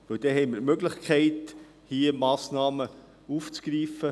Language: Swiss German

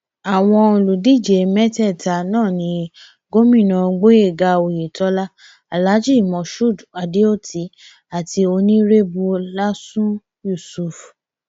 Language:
Yoruba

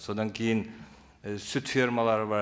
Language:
Kazakh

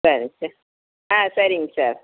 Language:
Tamil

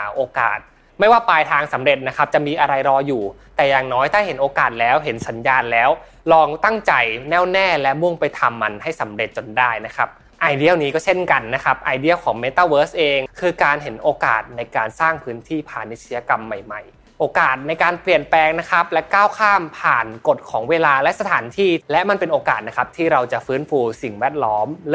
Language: Thai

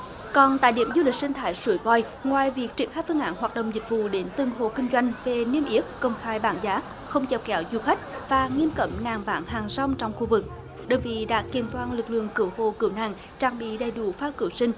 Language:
Vietnamese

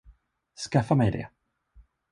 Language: Swedish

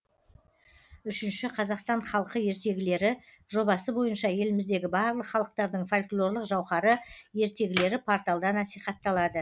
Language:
Kazakh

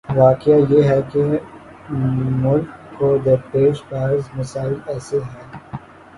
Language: Urdu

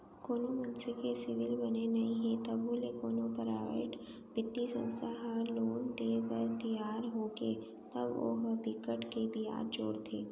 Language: Chhattisgarhi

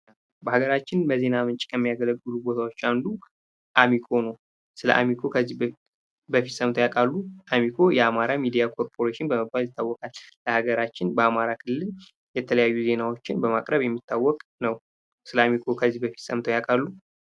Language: Amharic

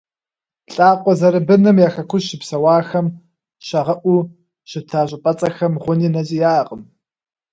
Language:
Kabardian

